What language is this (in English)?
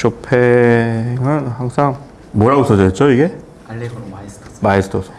Korean